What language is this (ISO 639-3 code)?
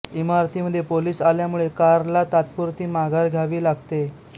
mar